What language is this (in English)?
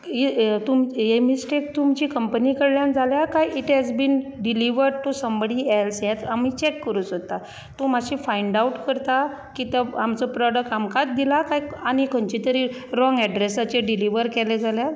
Konkani